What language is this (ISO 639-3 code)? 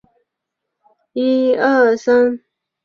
zho